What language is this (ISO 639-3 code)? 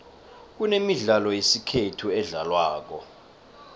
nbl